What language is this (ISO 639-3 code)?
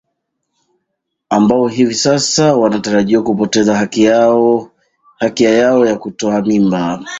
swa